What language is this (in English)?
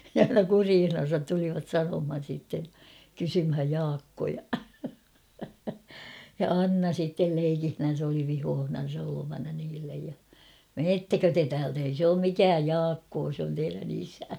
Finnish